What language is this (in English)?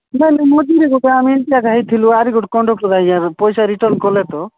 Odia